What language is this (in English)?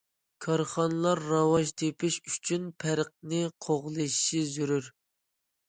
Uyghur